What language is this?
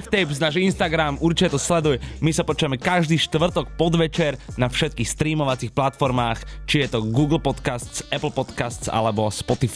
Slovak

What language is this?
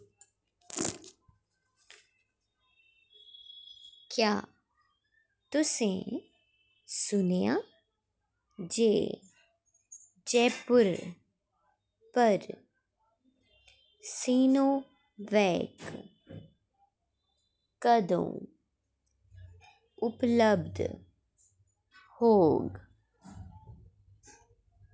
Dogri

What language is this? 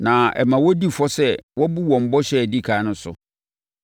Akan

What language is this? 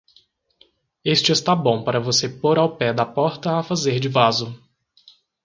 Portuguese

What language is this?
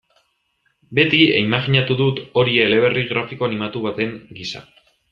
Basque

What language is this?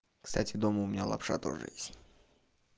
Russian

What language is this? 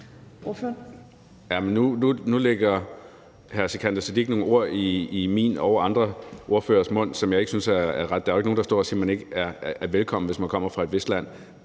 Danish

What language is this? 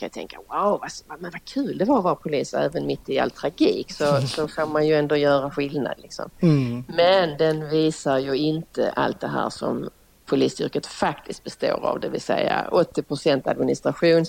Swedish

